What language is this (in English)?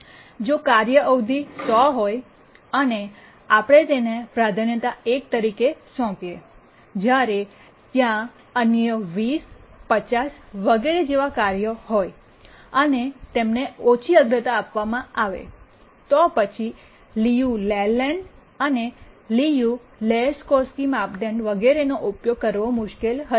Gujarati